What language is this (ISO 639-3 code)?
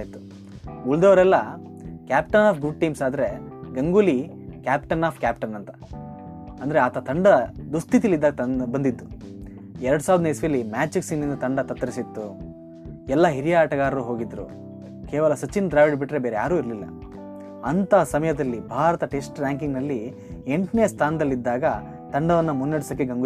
kan